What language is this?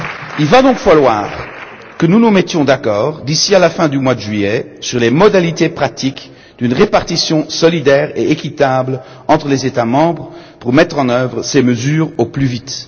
French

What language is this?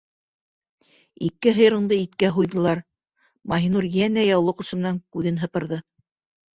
Bashkir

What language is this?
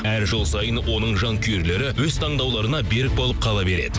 Kazakh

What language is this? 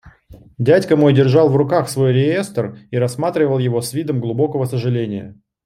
Russian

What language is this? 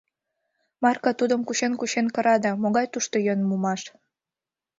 Mari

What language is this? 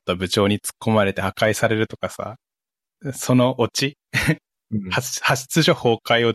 Japanese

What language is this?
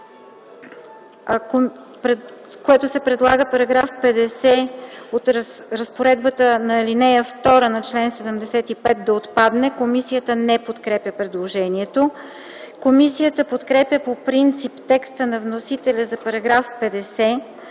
Bulgarian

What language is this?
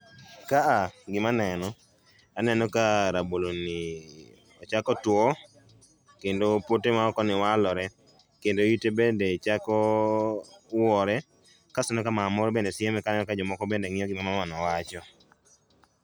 Luo (Kenya and Tanzania)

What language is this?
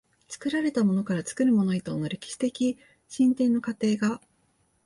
Japanese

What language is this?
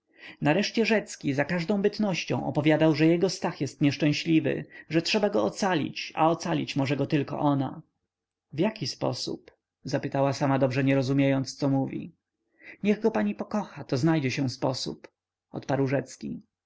Polish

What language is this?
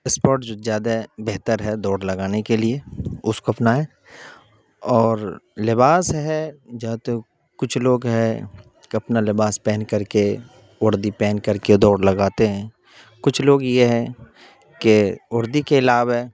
Urdu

